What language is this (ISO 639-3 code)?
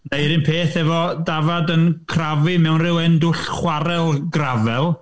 cym